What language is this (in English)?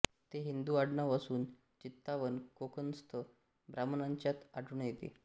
Marathi